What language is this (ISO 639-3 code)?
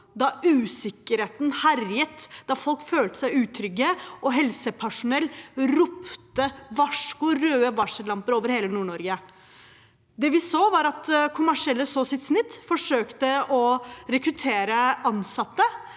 nor